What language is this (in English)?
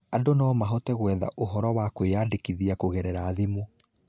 Kikuyu